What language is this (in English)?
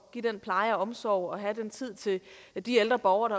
Danish